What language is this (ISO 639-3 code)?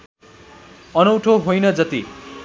nep